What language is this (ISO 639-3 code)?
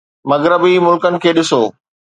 snd